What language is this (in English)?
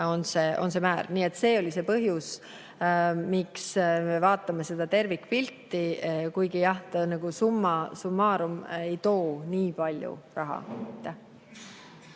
Estonian